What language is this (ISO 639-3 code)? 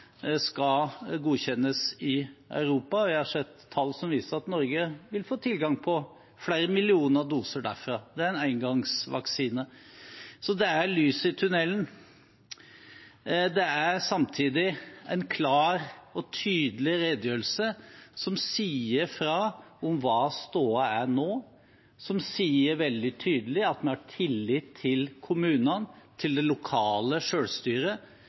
nob